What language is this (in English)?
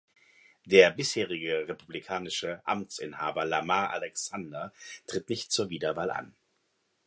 German